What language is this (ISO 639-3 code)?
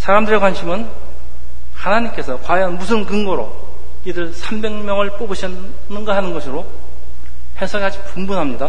kor